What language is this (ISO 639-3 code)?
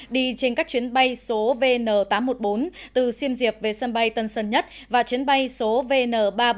vie